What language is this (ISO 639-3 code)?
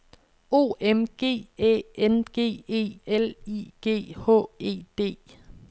dan